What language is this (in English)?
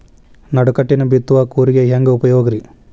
Kannada